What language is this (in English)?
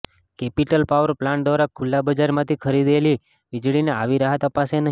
Gujarati